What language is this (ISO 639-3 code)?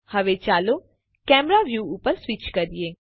guj